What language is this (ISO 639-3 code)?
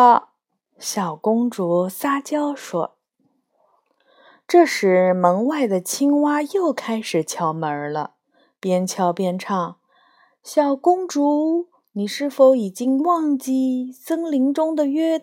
zho